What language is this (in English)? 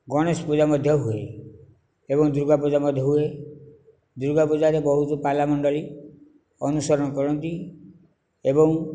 Odia